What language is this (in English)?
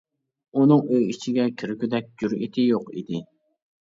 Uyghur